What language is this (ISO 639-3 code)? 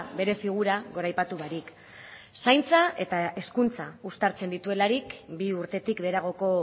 eus